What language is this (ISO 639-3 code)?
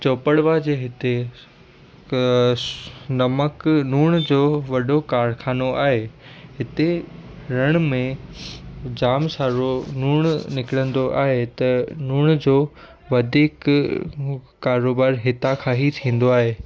snd